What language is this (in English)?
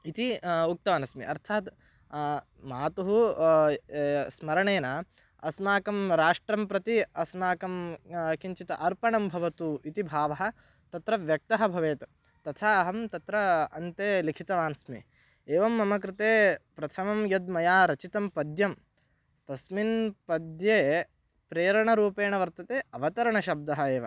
Sanskrit